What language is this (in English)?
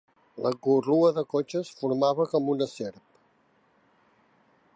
Catalan